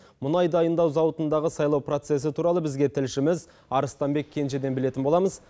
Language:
Kazakh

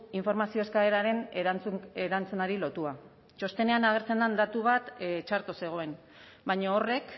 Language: Basque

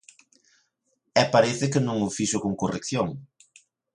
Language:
Galician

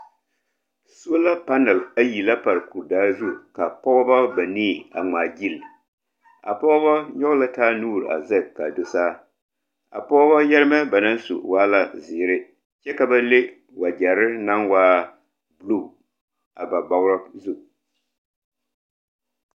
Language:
Southern Dagaare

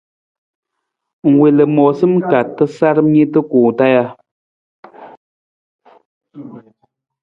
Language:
Nawdm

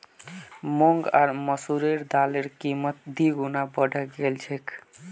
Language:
Magahi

